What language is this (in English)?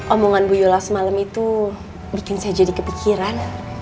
Indonesian